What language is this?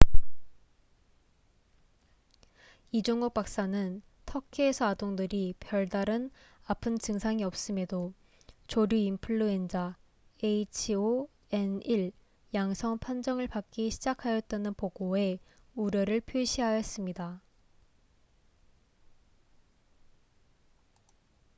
Korean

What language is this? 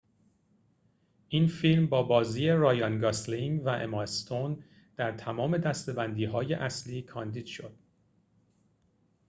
Persian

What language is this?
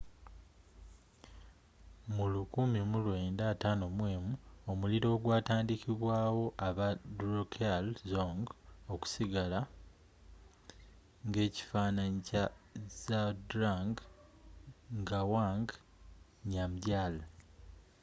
Ganda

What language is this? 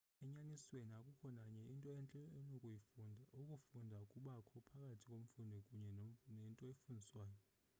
Xhosa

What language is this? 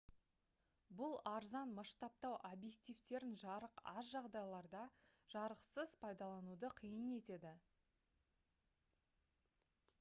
Kazakh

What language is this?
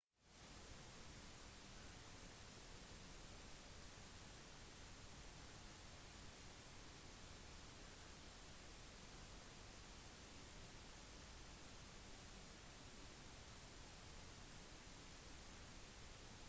Norwegian Bokmål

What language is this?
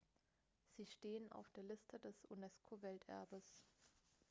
German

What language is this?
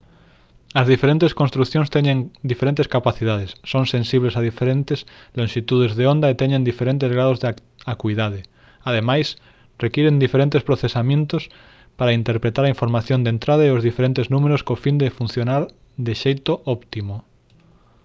Galician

